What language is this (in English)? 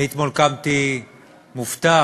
Hebrew